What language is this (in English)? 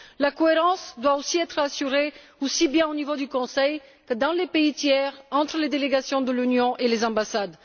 French